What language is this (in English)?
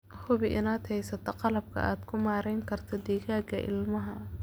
Somali